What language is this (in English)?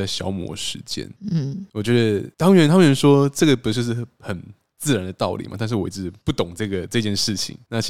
Chinese